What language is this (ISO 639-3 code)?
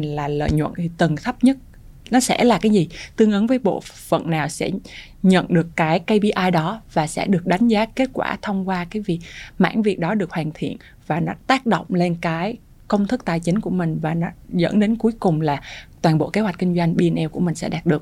vie